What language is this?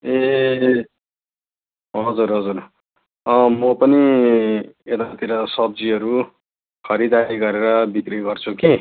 Nepali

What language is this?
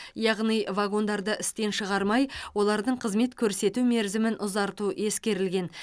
Kazakh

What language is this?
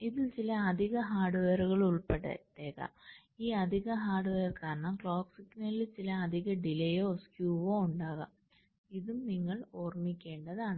Malayalam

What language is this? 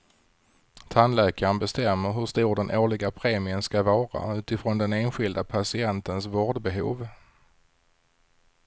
Swedish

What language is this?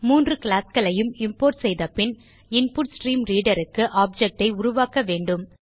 Tamil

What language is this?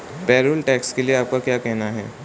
Hindi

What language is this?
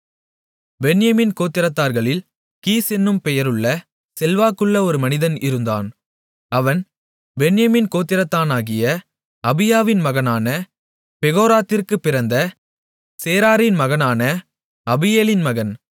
Tamil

